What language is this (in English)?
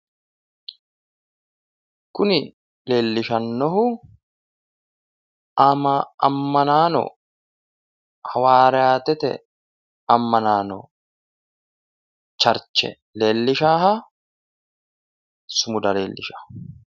Sidamo